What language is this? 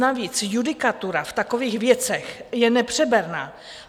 Czech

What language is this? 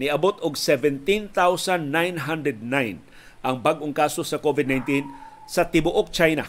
Filipino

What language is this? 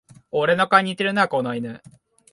Japanese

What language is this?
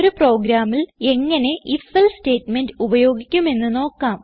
Malayalam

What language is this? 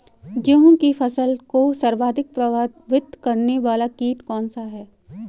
Hindi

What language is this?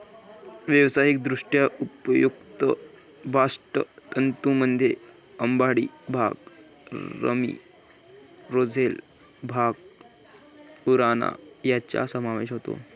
Marathi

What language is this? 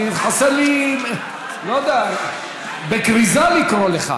Hebrew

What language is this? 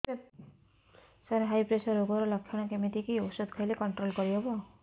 Odia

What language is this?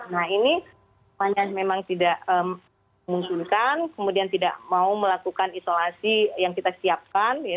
Indonesian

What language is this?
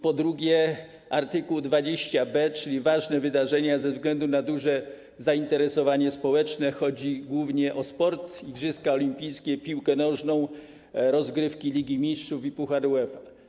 Polish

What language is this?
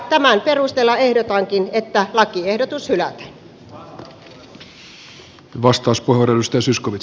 Finnish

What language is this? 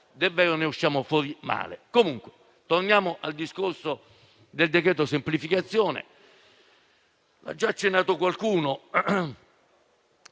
Italian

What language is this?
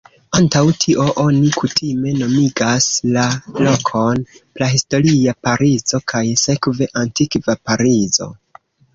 Esperanto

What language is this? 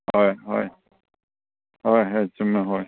Manipuri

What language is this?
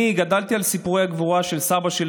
Hebrew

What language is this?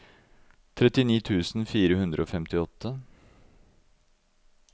Norwegian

